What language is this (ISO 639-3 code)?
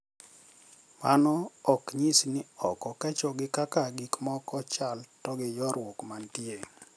luo